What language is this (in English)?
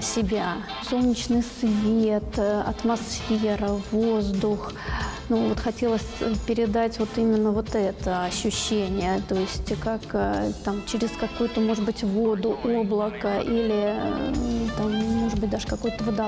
Russian